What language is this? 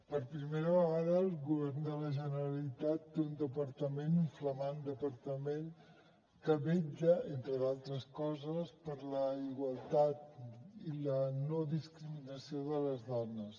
Catalan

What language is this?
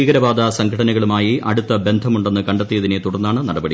Malayalam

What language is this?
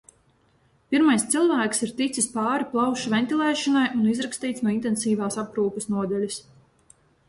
Latvian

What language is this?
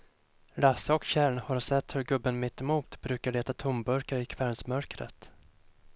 Swedish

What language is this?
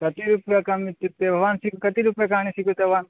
Sanskrit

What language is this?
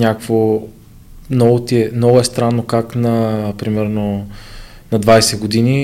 Bulgarian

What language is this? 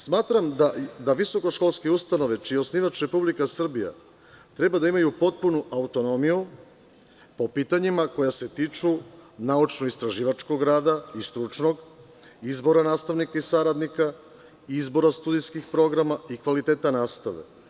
Serbian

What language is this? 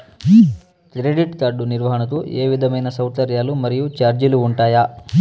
Telugu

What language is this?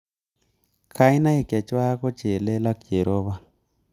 Kalenjin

